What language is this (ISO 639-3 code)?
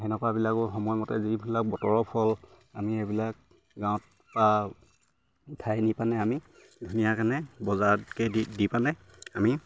asm